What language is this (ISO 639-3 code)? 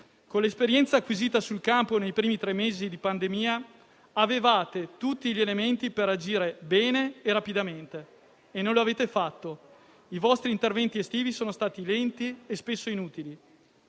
ita